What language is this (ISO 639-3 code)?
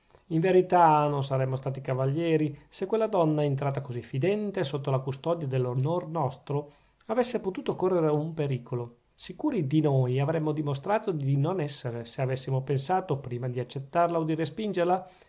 ita